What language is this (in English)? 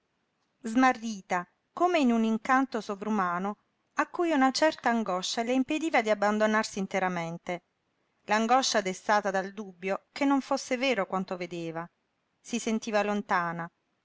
Italian